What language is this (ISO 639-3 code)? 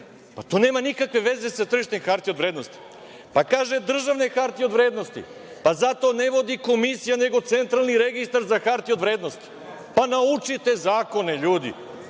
srp